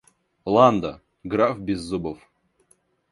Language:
Russian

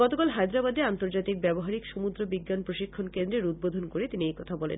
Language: Bangla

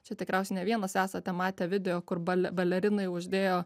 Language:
Lithuanian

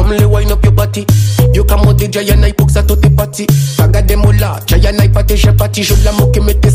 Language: Swahili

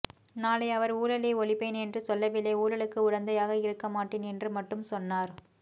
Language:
Tamil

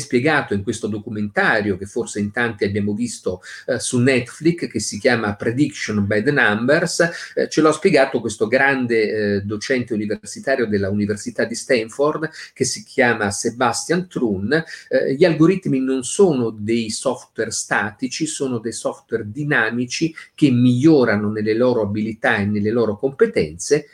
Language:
Italian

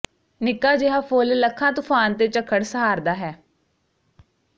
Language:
Punjabi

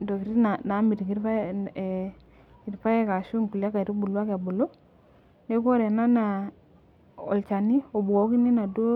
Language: Masai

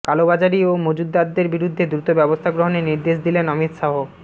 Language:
Bangla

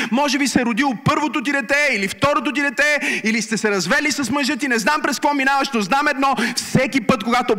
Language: Bulgarian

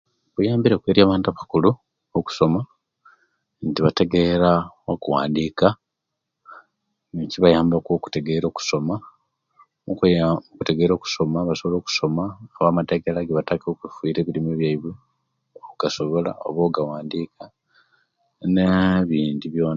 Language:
Kenyi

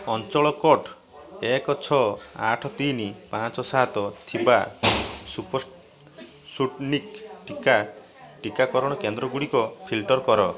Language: Odia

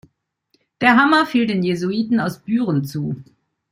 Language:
German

